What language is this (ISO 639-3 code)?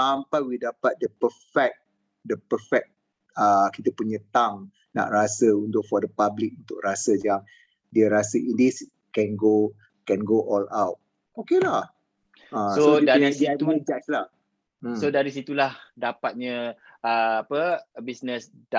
msa